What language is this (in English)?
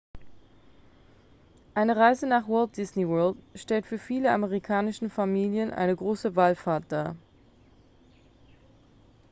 German